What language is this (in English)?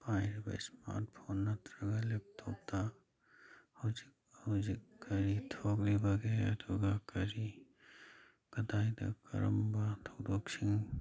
Manipuri